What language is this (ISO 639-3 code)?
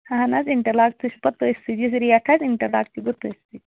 kas